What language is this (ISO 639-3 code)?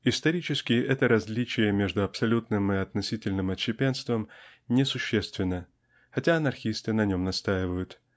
rus